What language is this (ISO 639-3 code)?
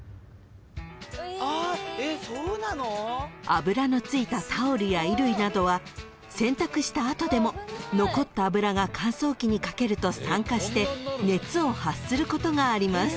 jpn